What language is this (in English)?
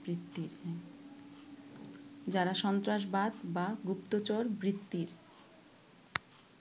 Bangla